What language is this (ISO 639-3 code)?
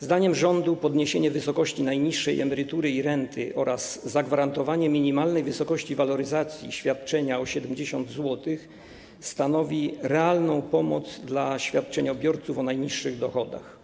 pol